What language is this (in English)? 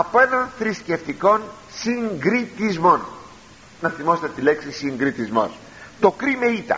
Greek